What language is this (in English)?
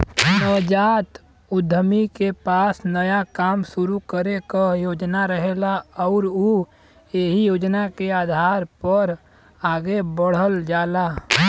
Bhojpuri